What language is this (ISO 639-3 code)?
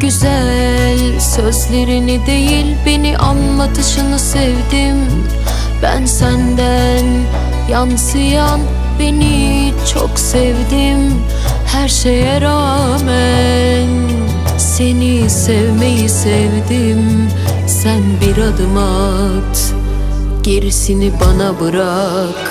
tur